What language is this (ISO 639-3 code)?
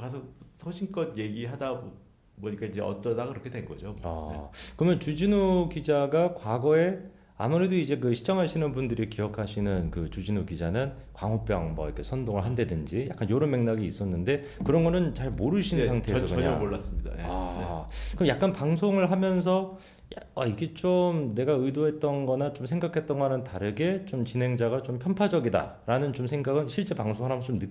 kor